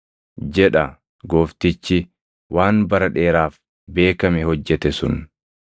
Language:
Oromo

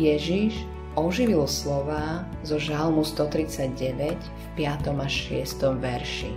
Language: Slovak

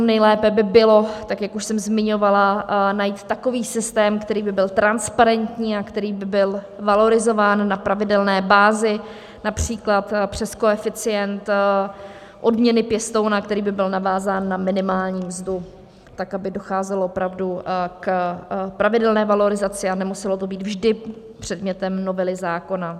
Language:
Czech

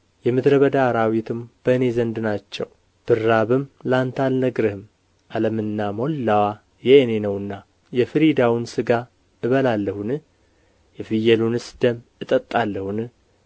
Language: Amharic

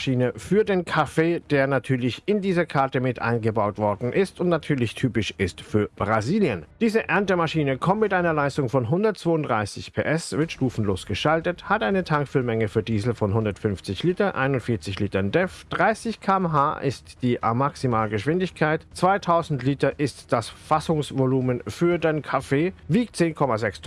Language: German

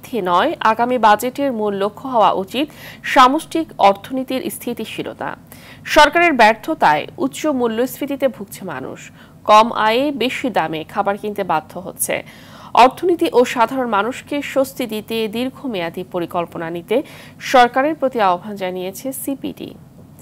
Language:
Bangla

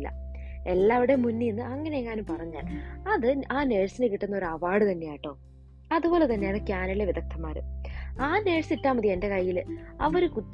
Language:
Malayalam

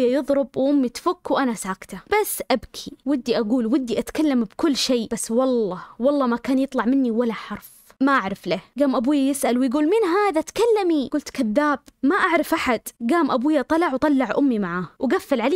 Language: Arabic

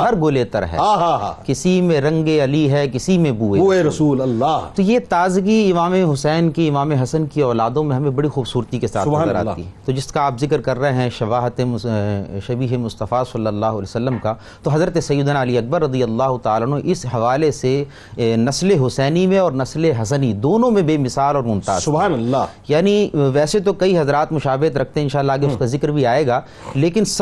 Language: Urdu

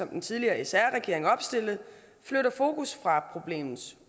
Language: Danish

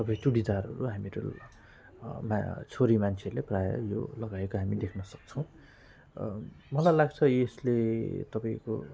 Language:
Nepali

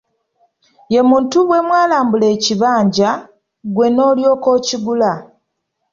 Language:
Ganda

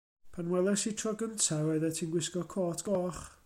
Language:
Welsh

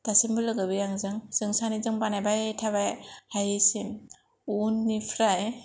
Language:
Bodo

